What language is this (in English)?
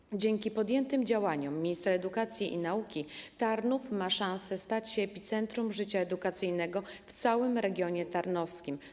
Polish